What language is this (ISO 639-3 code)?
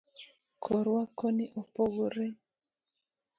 luo